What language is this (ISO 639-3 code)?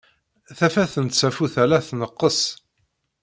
kab